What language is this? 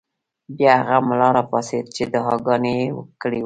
Pashto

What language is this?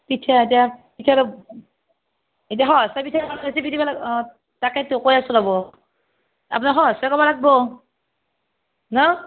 Assamese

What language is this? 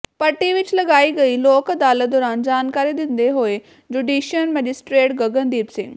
Punjabi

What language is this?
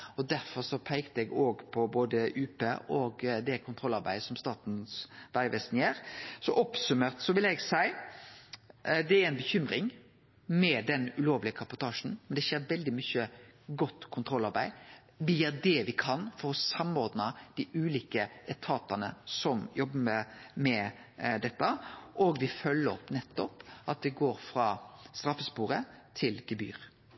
Norwegian Nynorsk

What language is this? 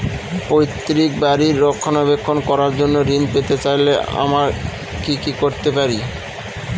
Bangla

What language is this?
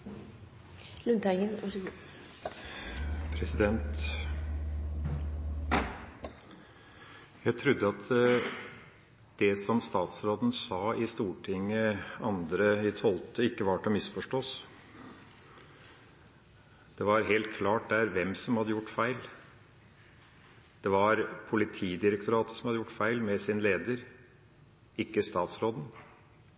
Norwegian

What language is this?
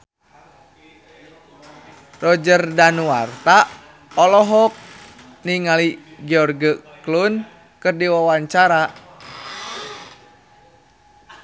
Sundanese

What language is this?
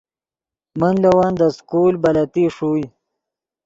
Yidgha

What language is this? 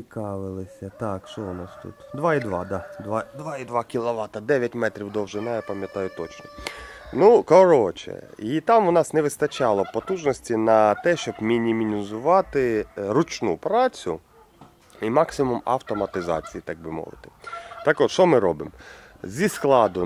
Ukrainian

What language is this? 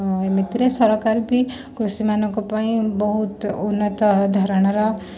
Odia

